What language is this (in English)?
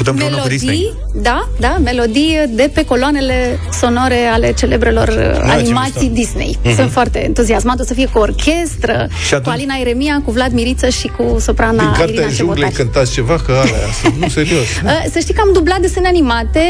Romanian